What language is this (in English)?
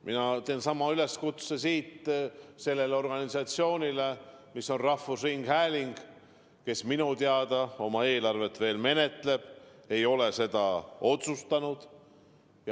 Estonian